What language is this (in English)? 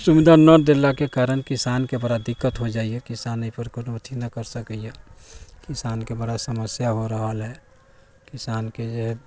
Maithili